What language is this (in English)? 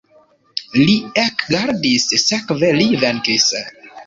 Esperanto